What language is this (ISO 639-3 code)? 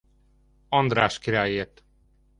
hun